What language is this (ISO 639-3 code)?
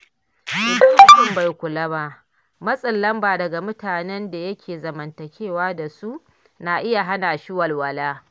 hau